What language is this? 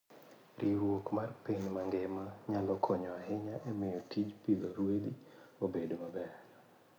Luo (Kenya and Tanzania)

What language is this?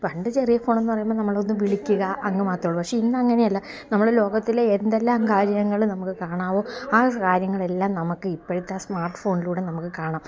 Malayalam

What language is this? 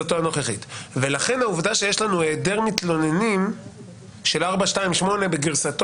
Hebrew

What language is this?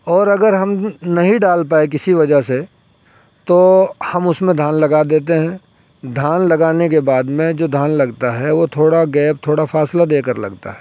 Urdu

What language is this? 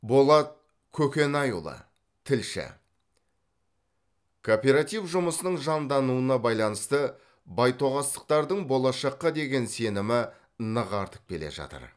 Kazakh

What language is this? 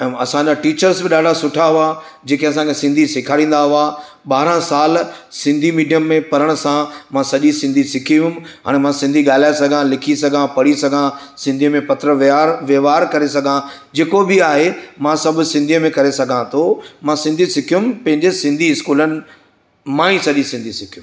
Sindhi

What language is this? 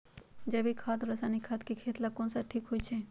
Magahi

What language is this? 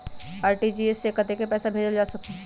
Magahi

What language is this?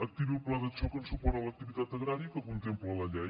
Catalan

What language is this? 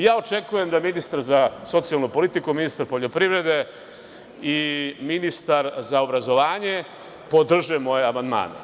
Serbian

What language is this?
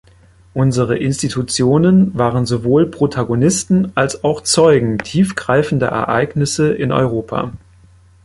German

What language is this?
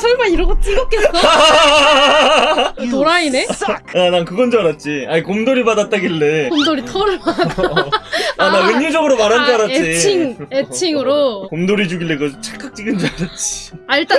Korean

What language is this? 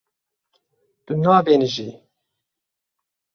Kurdish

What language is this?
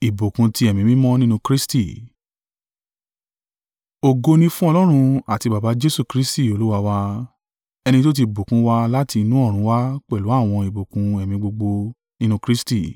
Yoruba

